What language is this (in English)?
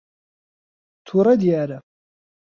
Central Kurdish